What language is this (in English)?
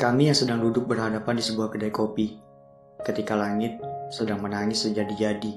Indonesian